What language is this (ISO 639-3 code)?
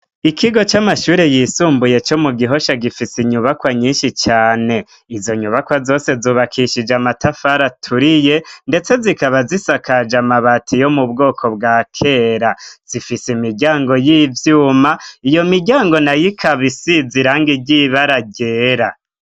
run